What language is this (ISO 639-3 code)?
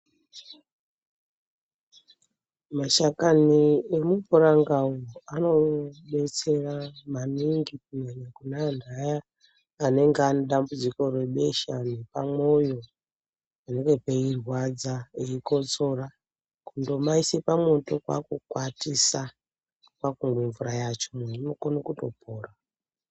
ndc